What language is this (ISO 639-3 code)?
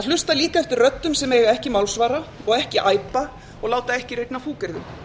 isl